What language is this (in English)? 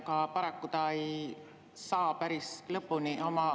Estonian